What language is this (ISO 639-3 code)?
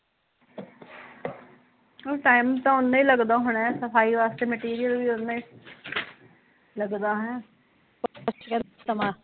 pan